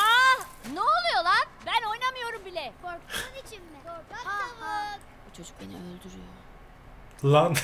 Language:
Turkish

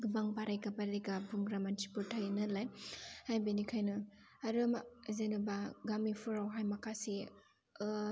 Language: Bodo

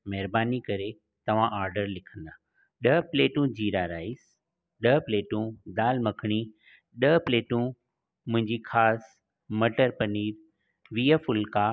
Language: Sindhi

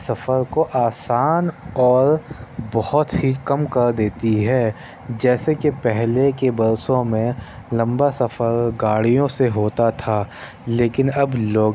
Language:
Urdu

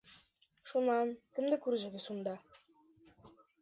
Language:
Bashkir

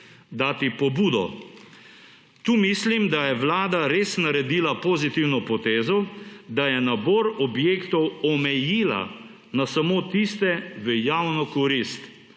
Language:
Slovenian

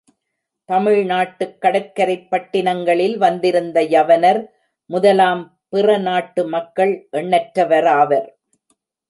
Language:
Tamil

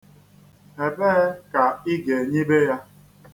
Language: Igbo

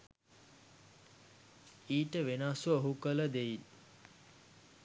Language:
Sinhala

